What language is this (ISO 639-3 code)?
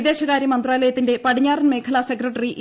mal